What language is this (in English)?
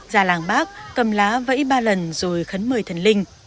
Vietnamese